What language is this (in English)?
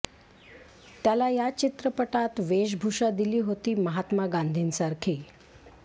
Marathi